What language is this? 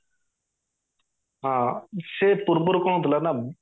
Odia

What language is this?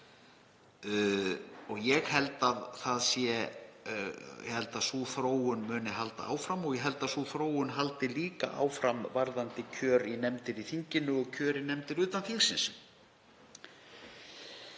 Icelandic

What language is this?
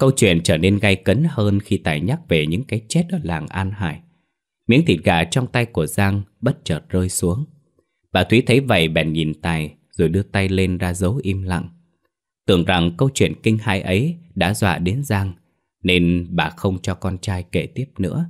Vietnamese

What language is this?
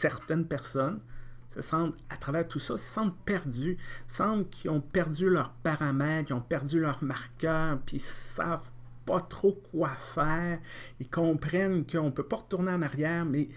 French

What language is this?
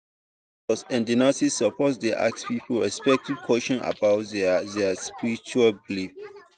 Nigerian Pidgin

